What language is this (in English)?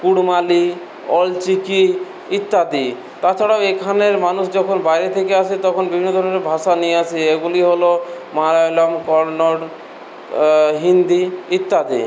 Bangla